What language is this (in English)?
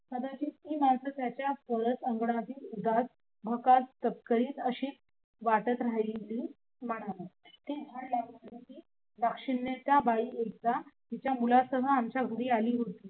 Marathi